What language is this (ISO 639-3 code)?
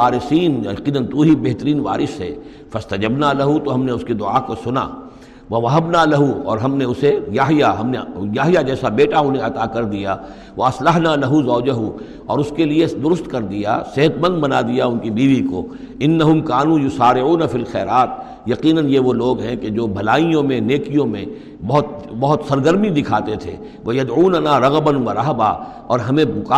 urd